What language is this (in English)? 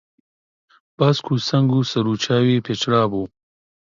Central Kurdish